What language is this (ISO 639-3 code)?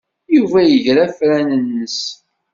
kab